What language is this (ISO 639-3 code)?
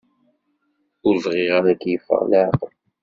kab